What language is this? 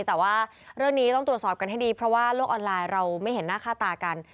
Thai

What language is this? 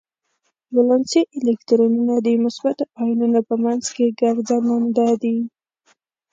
Pashto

